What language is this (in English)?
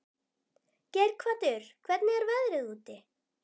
Icelandic